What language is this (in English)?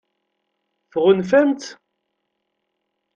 Kabyle